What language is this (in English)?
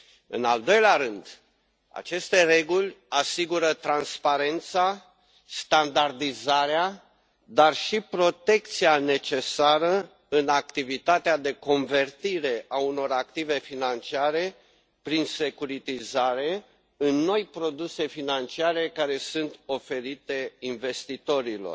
Romanian